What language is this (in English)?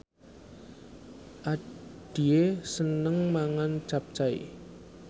Javanese